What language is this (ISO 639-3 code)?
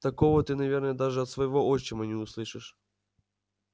rus